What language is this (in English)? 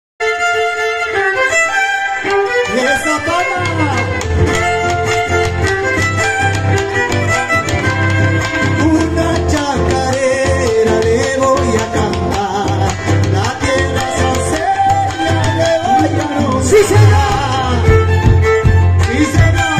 Arabic